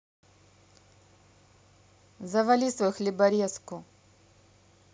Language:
Russian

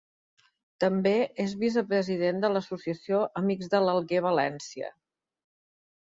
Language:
Catalan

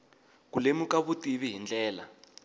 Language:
Tsonga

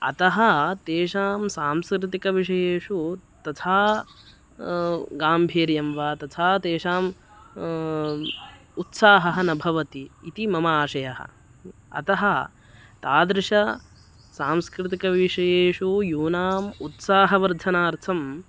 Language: Sanskrit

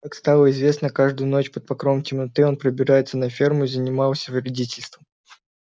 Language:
Russian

